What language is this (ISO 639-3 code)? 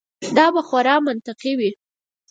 pus